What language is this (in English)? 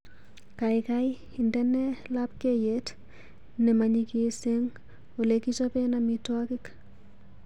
Kalenjin